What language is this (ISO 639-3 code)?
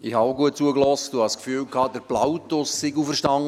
gsw